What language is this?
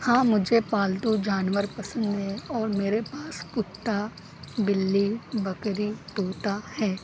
Urdu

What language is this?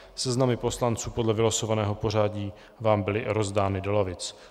Czech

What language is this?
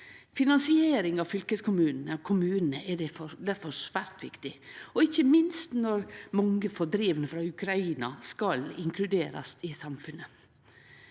Norwegian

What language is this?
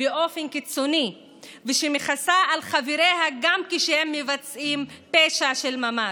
Hebrew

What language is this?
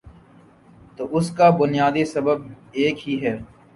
Urdu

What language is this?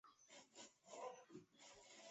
Chinese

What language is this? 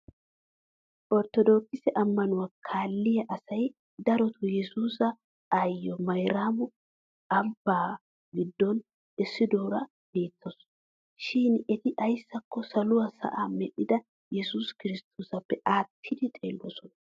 Wolaytta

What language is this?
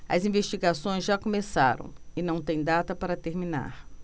Portuguese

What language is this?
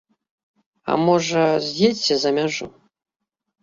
Belarusian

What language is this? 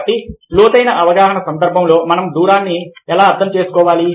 Telugu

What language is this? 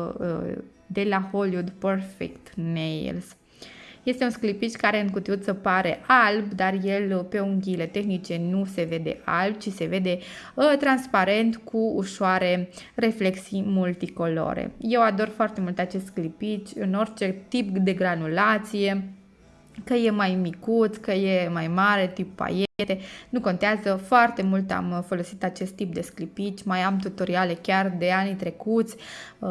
Romanian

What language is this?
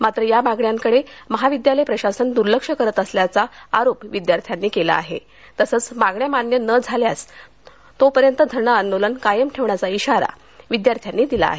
Marathi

